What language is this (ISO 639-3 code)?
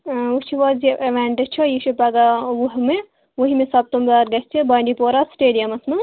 kas